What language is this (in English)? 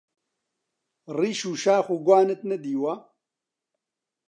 Central Kurdish